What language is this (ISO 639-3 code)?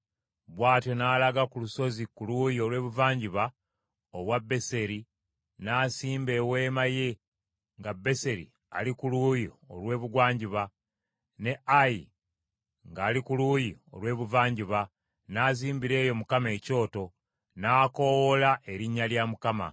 lug